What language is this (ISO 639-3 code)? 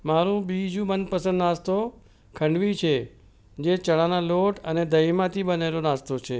guj